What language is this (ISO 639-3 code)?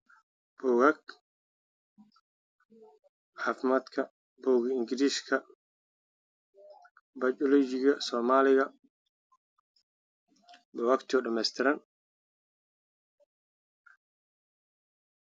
som